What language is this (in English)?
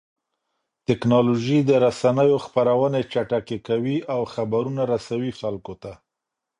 Pashto